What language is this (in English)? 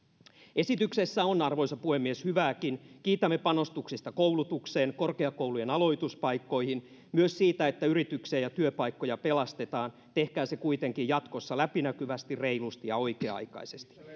Finnish